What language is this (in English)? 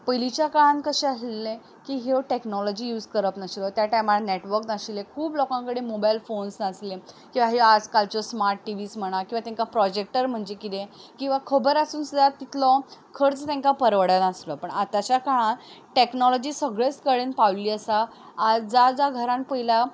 Konkani